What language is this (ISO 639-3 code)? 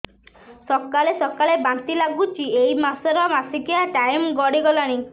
ori